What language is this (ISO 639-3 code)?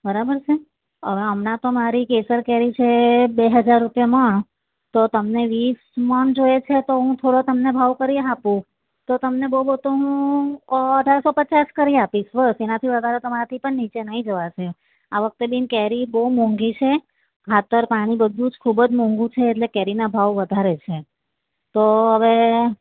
guj